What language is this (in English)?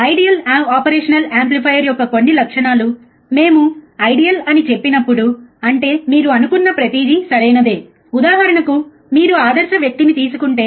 Telugu